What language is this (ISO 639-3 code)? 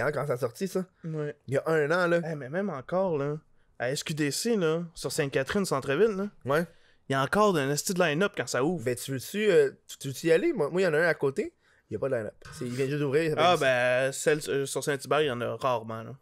fra